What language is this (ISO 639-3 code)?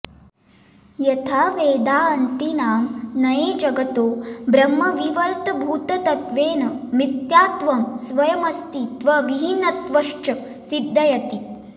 san